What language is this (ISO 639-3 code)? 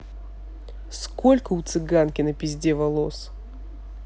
rus